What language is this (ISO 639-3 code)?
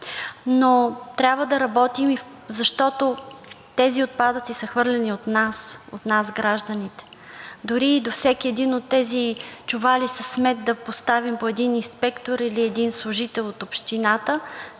bul